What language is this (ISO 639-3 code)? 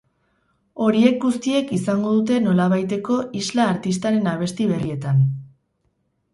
eus